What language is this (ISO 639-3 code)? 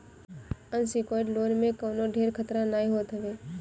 bho